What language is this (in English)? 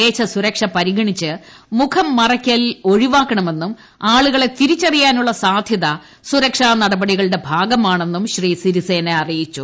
Malayalam